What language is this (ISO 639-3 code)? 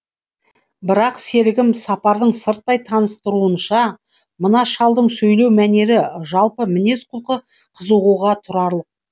kaz